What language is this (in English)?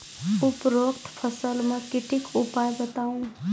Maithili